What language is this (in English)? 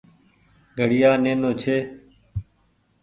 Goaria